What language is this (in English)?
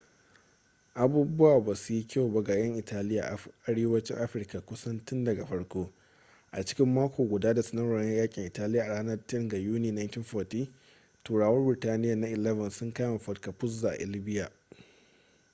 Hausa